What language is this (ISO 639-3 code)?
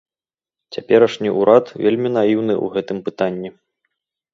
bel